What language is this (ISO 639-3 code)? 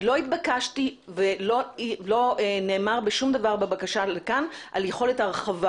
heb